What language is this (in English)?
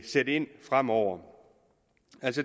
Danish